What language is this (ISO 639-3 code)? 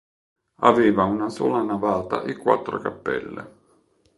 ita